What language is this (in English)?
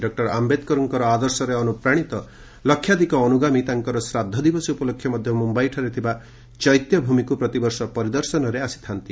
Odia